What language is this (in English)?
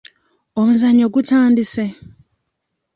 Ganda